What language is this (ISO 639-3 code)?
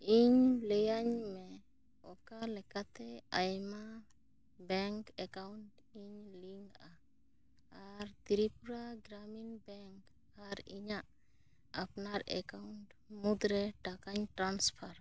sat